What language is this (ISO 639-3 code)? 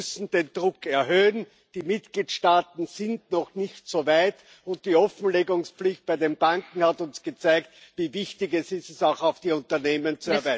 deu